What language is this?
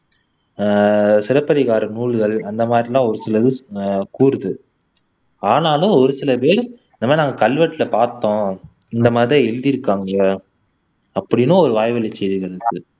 Tamil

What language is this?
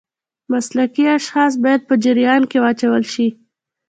Pashto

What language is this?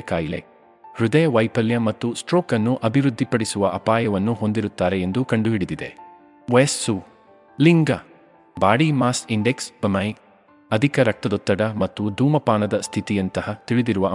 Kannada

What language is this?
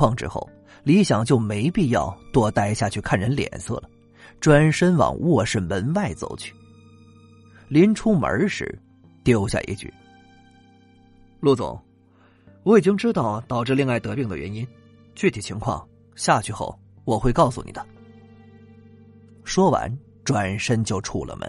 Chinese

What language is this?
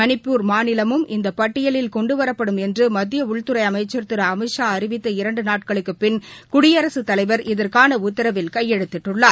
Tamil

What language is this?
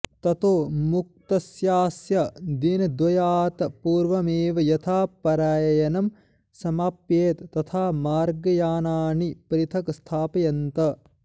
Sanskrit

